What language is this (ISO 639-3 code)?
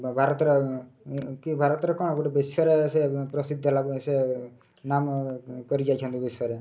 ori